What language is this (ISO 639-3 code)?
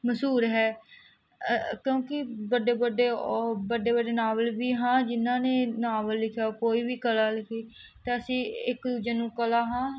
pan